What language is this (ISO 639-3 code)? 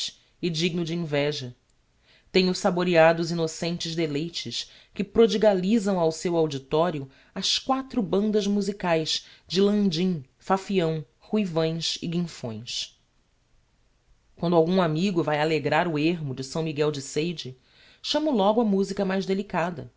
por